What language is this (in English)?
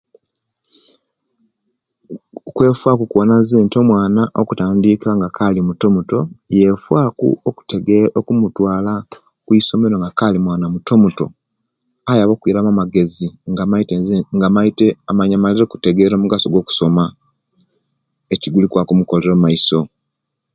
Kenyi